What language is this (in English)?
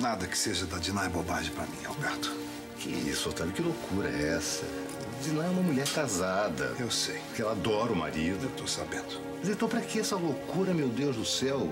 Portuguese